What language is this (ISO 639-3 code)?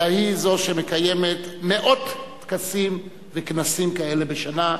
heb